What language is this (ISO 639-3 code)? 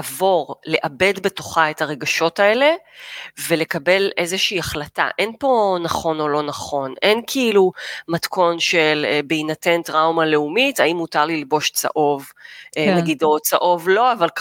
heb